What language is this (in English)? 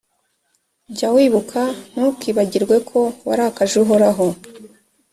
Kinyarwanda